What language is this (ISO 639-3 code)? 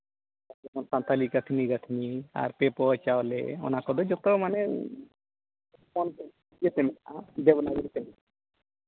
sat